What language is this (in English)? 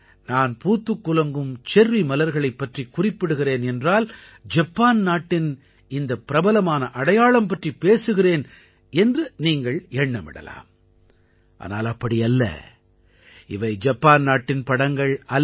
Tamil